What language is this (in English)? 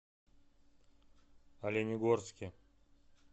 Russian